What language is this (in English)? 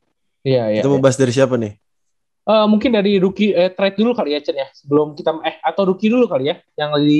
Indonesian